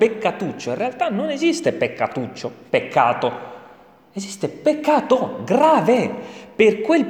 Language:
Italian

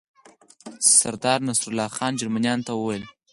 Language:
Pashto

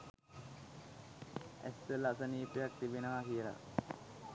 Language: Sinhala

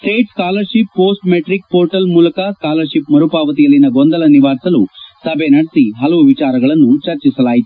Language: Kannada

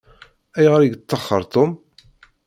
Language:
Kabyle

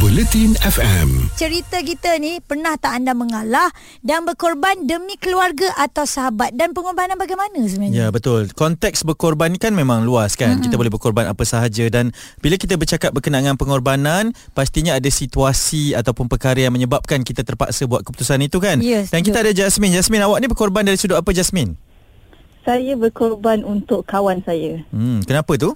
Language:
Malay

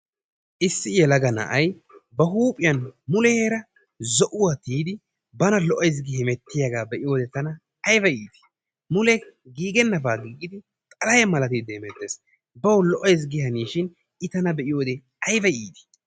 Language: Wolaytta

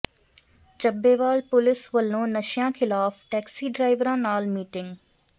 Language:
Punjabi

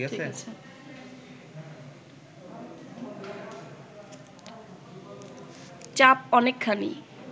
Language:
Bangla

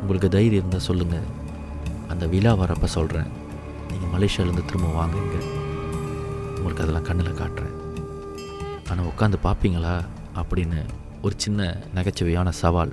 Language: Tamil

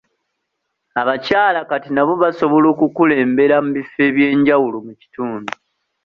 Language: Ganda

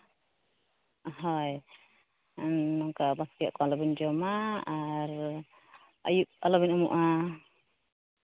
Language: Santali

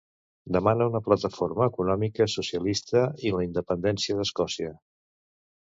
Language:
Catalan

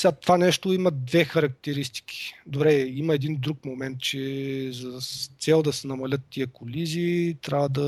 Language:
Bulgarian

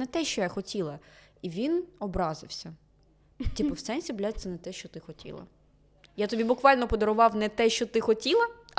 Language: Ukrainian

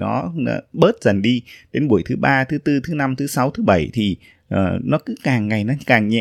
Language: Vietnamese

